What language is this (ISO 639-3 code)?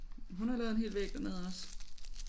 dan